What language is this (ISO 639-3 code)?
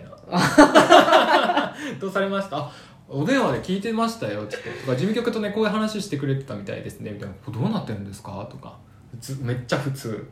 jpn